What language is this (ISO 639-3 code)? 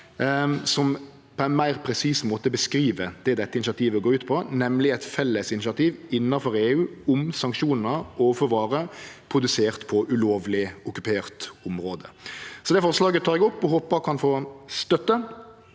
nor